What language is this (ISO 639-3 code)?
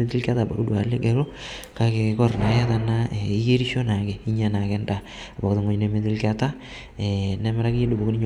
mas